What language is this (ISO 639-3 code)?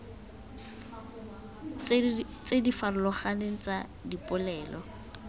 tsn